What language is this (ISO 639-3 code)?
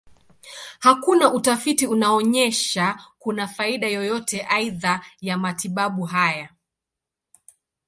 swa